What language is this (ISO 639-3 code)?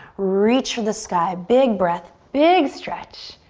eng